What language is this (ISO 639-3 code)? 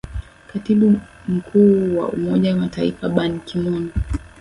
swa